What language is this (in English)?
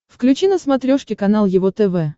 Russian